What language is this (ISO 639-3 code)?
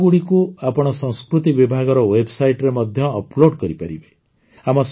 ori